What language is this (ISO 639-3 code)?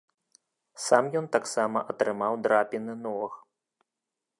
bel